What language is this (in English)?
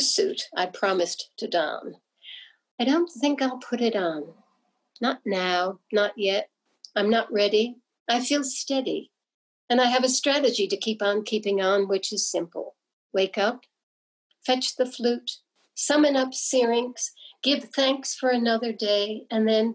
English